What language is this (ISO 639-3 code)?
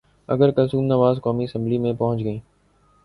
urd